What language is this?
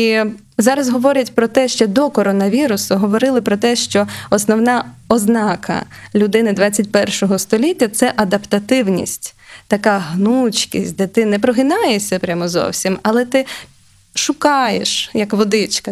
Ukrainian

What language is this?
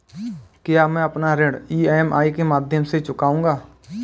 Hindi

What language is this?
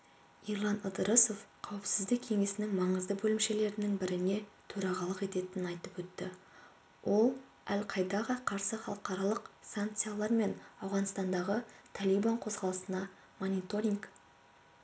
Kazakh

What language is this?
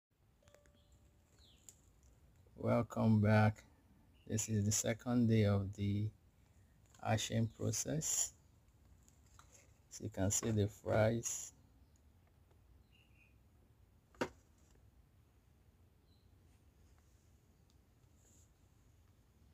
English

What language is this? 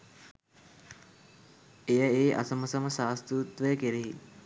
Sinhala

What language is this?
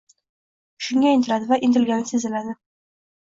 Uzbek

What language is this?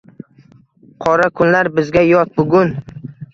Uzbek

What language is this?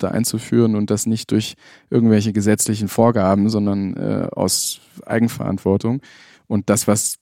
German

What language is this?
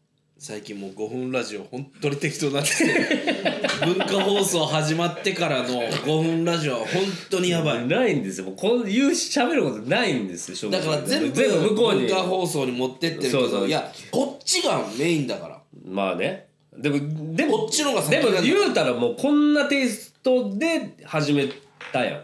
Japanese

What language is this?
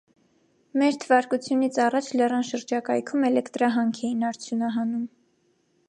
Armenian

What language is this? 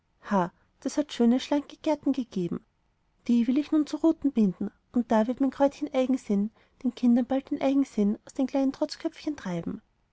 German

